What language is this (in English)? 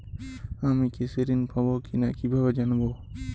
Bangla